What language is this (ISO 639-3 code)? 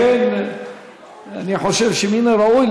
heb